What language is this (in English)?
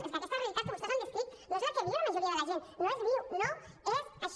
Catalan